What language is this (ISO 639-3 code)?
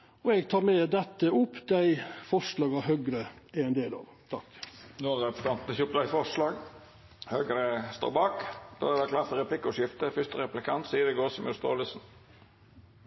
nor